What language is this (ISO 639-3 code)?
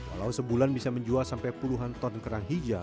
ind